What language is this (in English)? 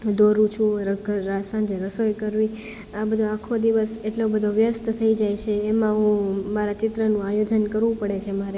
Gujarati